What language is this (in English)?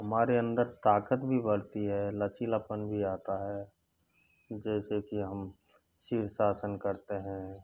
Hindi